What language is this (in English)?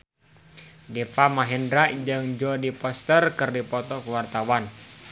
Sundanese